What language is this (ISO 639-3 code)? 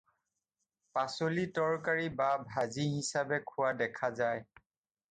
asm